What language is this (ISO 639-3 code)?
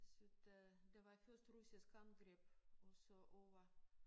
dan